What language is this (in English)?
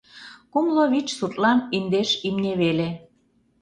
Mari